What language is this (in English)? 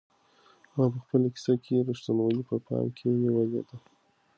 Pashto